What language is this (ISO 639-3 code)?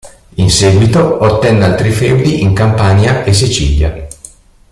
ita